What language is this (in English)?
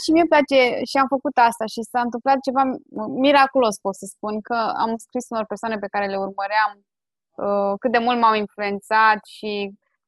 Romanian